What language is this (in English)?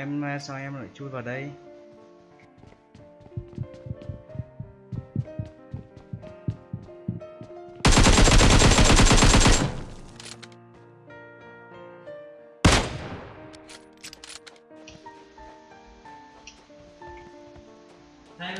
Vietnamese